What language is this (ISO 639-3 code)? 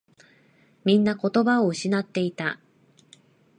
jpn